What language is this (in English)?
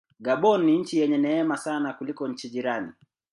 Swahili